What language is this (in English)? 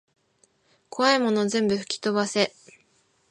Japanese